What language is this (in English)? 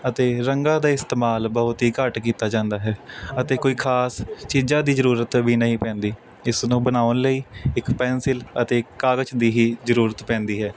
Punjabi